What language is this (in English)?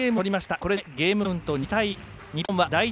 Japanese